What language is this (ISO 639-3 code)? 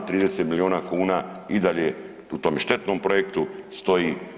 hrv